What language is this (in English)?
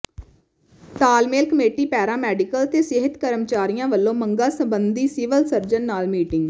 Punjabi